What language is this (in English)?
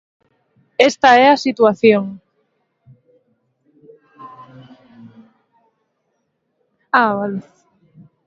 Galician